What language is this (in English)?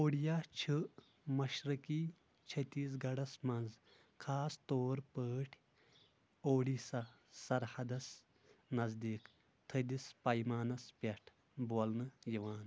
Kashmiri